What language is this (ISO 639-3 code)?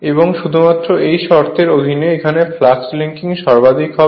ben